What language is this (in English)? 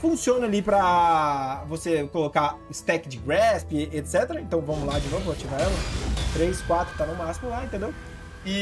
Portuguese